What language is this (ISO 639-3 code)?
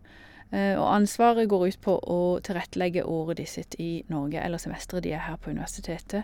nor